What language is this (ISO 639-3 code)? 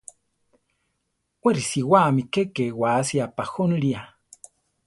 tar